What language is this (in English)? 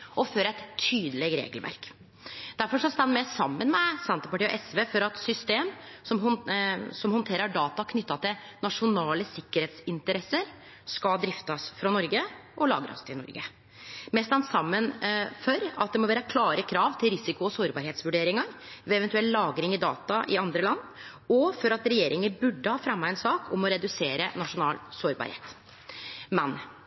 Norwegian Nynorsk